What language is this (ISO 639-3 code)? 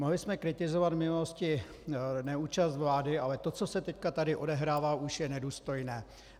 ces